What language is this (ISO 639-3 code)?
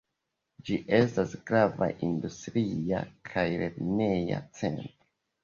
epo